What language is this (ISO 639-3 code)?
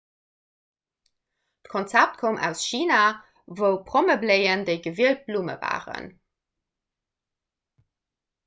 ltz